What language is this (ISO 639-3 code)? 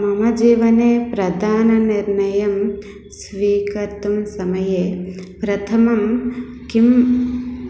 san